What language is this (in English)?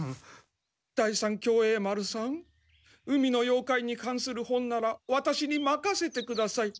Japanese